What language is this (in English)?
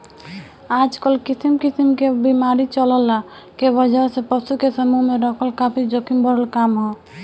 Bhojpuri